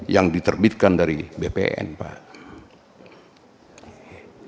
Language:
Indonesian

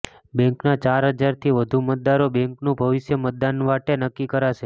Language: Gujarati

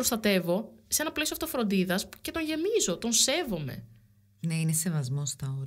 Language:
Greek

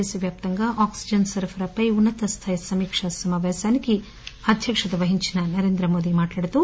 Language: Telugu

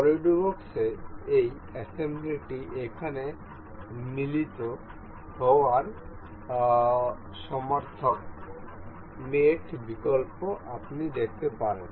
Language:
Bangla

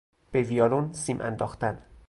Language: Persian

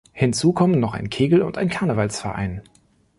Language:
German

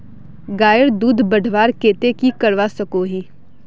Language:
Magahi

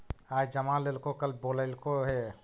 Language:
Magahi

